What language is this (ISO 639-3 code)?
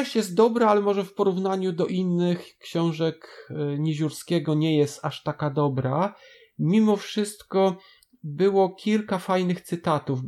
pol